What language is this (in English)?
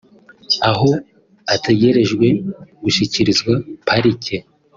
Kinyarwanda